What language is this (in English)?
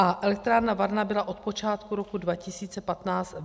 Czech